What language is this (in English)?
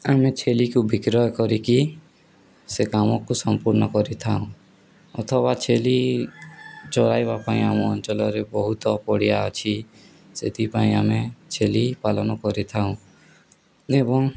Odia